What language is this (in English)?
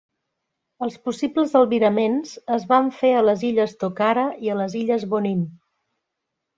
Catalan